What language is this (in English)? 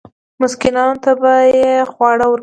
Pashto